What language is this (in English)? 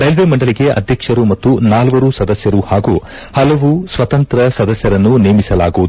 Kannada